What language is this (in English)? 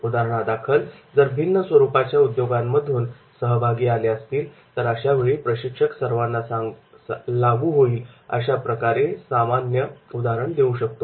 Marathi